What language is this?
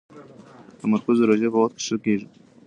Pashto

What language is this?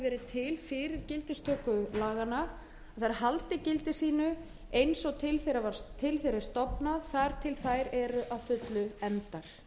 Icelandic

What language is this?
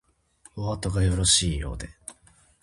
Japanese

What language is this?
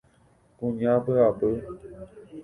Guarani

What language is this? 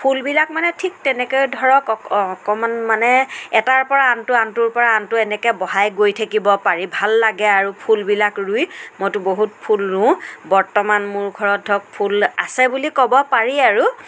Assamese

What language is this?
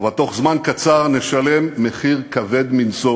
Hebrew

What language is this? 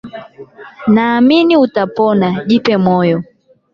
Swahili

